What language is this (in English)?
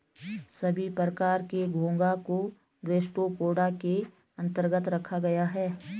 Hindi